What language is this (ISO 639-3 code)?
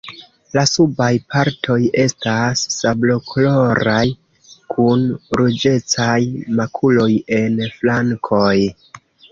epo